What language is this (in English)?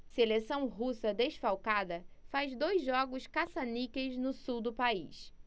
Portuguese